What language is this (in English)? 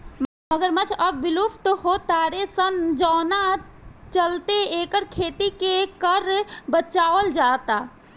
Bhojpuri